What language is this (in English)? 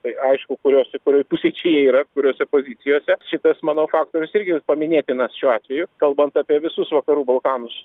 Lithuanian